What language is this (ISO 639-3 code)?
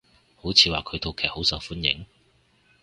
yue